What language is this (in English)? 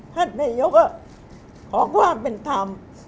Thai